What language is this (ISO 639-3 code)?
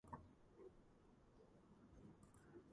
kat